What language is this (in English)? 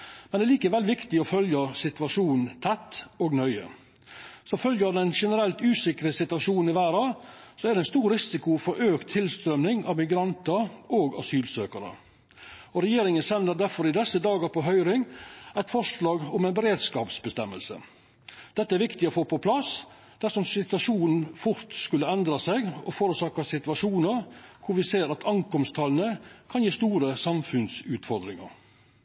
Norwegian Nynorsk